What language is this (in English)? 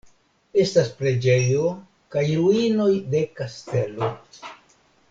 Esperanto